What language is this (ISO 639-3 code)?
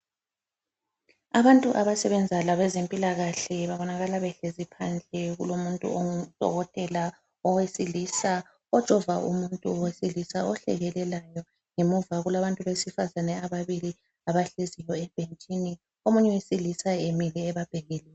nde